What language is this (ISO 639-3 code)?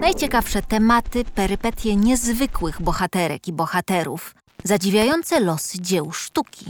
pol